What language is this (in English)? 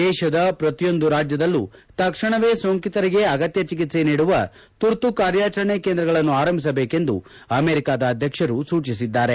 Kannada